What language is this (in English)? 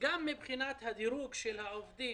Hebrew